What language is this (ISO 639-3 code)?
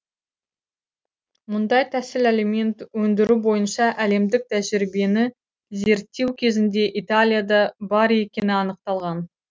kaz